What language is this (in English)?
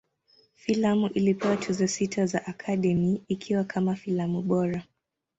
Swahili